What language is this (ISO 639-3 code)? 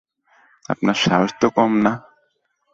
ben